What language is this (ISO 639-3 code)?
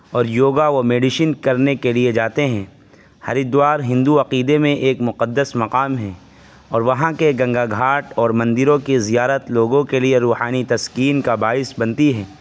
urd